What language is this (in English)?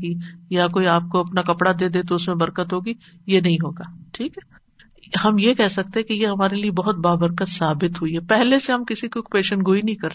Urdu